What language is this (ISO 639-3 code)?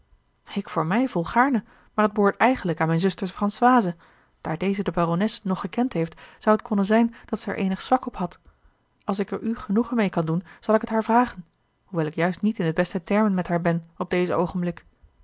nld